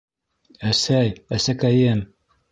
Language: Bashkir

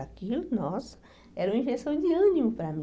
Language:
Portuguese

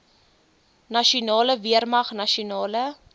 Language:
Afrikaans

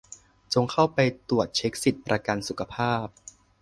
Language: Thai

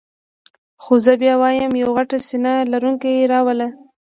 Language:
Pashto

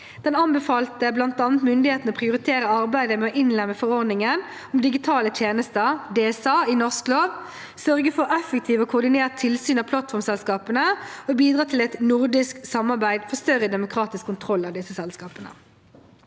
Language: Norwegian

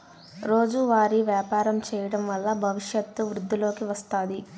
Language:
Telugu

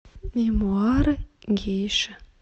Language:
Russian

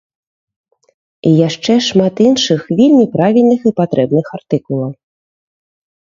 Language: Belarusian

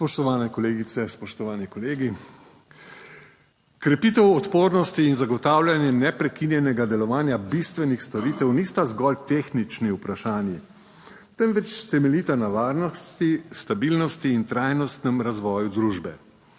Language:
Slovenian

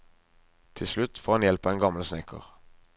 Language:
Norwegian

